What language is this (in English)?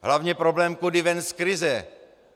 Czech